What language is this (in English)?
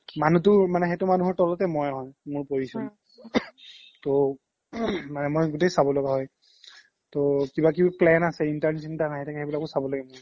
Assamese